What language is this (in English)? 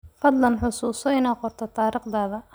Somali